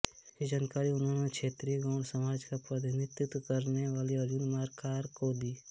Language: Hindi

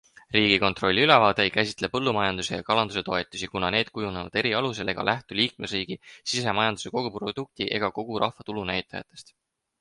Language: Estonian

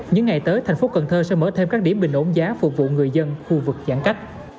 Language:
Vietnamese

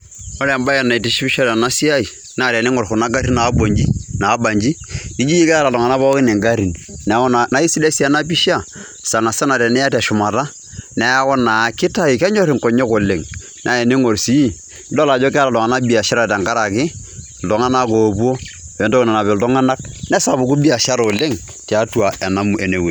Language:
Masai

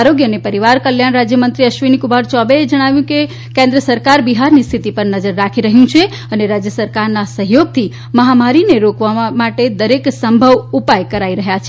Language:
Gujarati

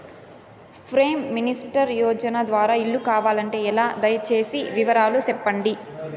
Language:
Telugu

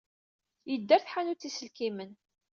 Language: Kabyle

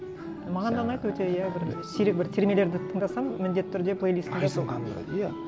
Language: Kazakh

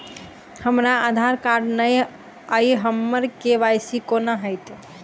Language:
Maithili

